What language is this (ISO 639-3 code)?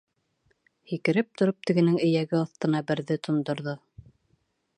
bak